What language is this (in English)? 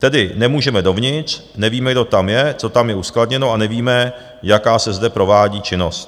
Czech